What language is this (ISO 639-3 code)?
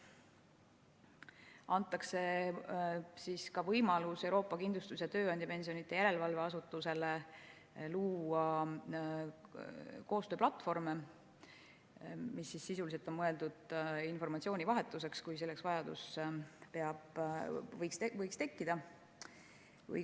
est